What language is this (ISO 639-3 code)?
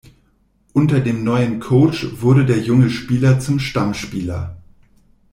deu